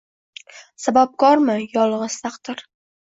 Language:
Uzbek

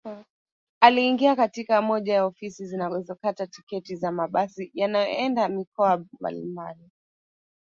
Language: Swahili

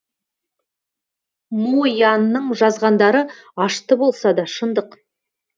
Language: Kazakh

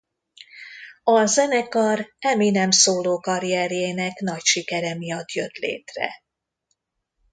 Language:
Hungarian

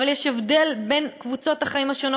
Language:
Hebrew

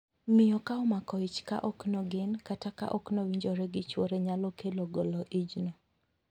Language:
Luo (Kenya and Tanzania)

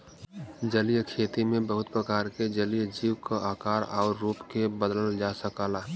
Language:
Bhojpuri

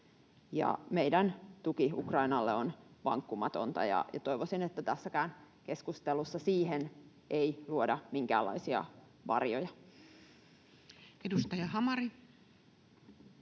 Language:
Finnish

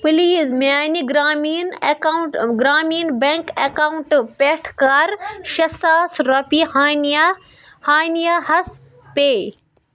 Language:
Kashmiri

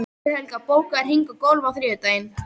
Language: Icelandic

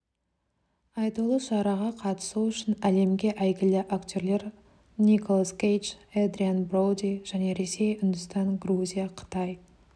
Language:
Kazakh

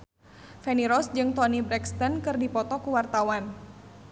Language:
Sundanese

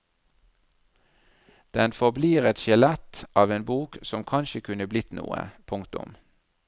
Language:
Norwegian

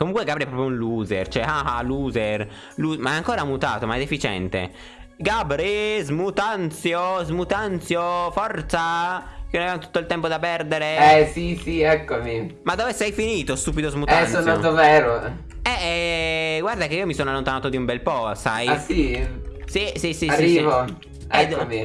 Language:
Italian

